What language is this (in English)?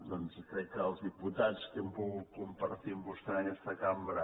Catalan